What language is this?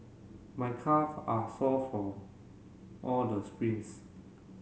English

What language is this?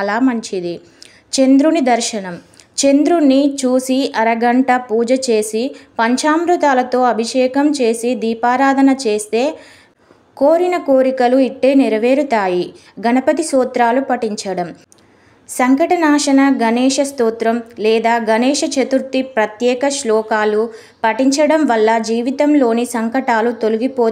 Telugu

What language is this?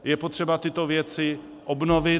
Czech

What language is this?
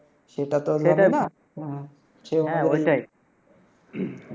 Bangla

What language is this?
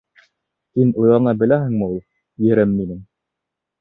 Bashkir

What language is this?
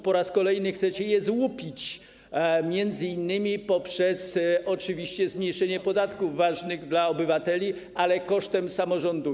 Polish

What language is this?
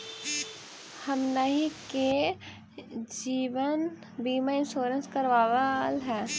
Magahi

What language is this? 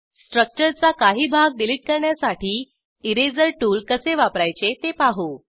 Marathi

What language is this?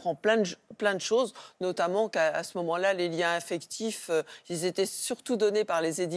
French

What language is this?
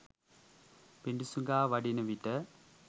Sinhala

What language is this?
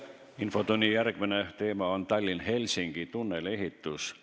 Estonian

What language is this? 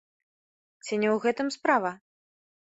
Belarusian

